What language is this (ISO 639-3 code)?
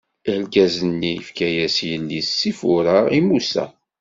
kab